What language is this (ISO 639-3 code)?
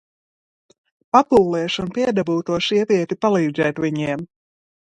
lav